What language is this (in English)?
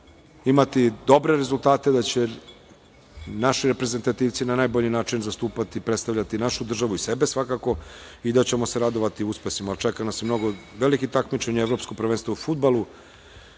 Serbian